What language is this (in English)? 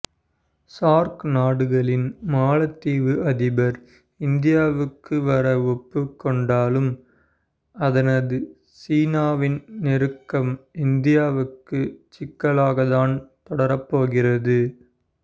Tamil